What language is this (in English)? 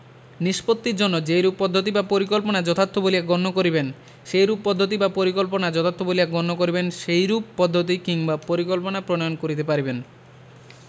Bangla